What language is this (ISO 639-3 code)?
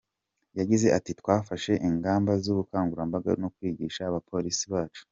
kin